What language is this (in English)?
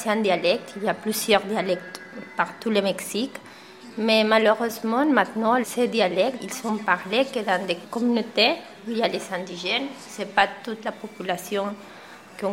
French